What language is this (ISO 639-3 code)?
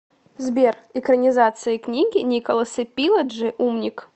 rus